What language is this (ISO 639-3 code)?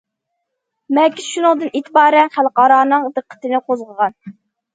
uig